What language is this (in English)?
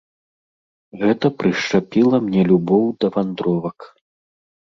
Belarusian